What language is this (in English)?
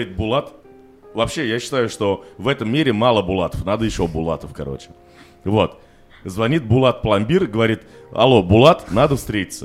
Russian